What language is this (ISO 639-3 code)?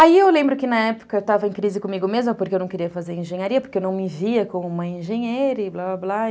por